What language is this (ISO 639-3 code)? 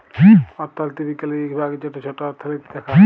ben